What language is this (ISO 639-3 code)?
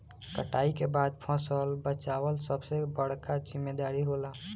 bho